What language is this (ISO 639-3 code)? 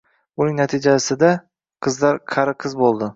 uzb